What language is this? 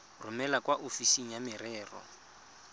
Tswana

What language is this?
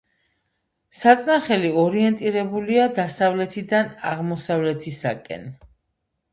Georgian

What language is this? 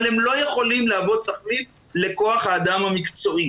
Hebrew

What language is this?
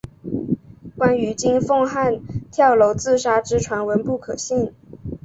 Chinese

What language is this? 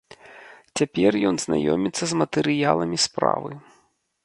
Belarusian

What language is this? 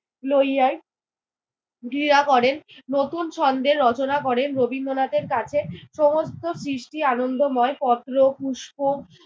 Bangla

